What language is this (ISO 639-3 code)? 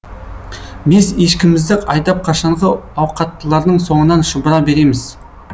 kaz